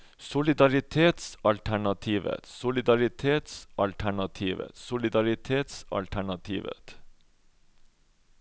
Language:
Norwegian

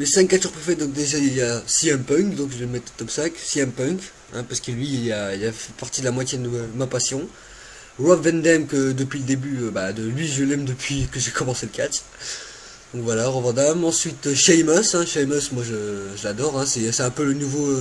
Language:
French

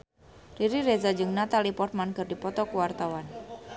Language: Sundanese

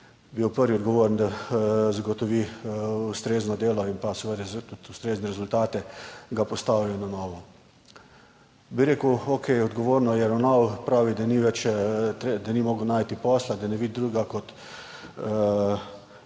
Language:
Slovenian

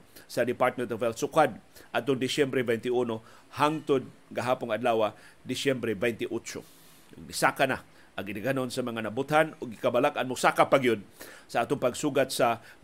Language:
Filipino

